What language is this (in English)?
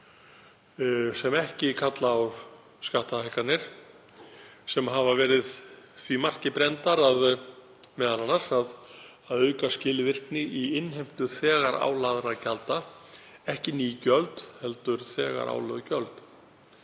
Icelandic